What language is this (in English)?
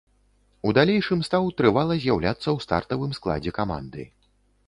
Belarusian